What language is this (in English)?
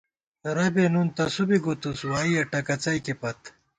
Gawar-Bati